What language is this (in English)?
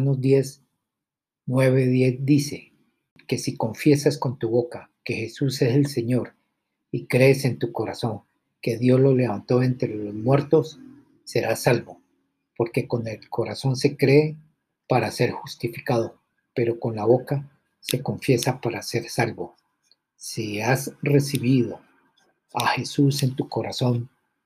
Spanish